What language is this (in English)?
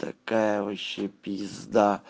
Russian